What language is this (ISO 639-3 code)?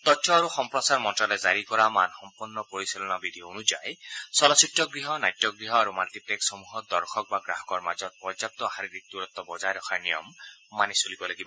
asm